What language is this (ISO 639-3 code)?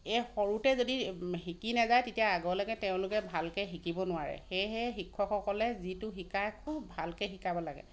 asm